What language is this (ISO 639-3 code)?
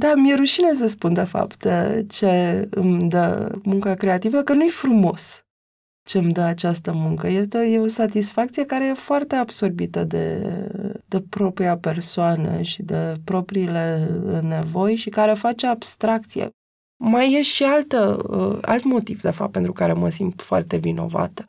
ron